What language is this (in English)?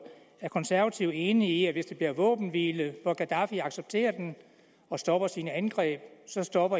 Danish